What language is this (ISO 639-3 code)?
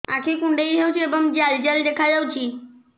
ori